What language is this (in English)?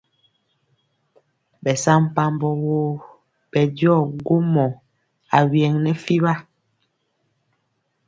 Mpiemo